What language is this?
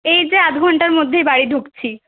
Bangla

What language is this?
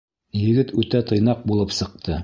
Bashkir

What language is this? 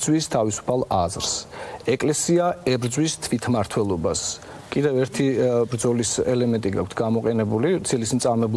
German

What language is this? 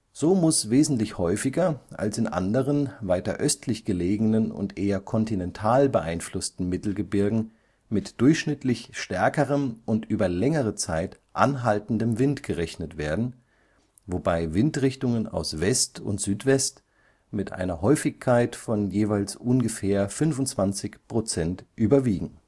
German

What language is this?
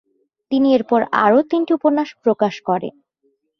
Bangla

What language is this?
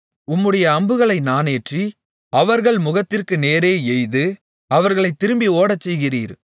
Tamil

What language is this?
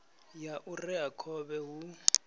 Venda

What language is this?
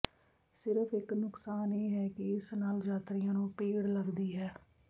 Punjabi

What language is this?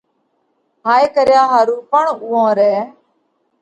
Parkari Koli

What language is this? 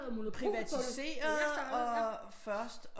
Danish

